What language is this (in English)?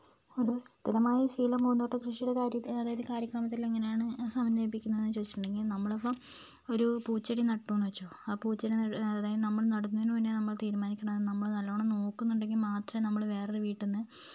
Malayalam